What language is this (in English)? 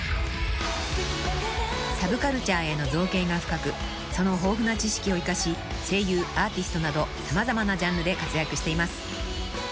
Japanese